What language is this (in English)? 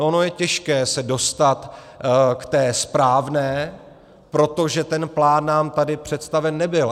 Czech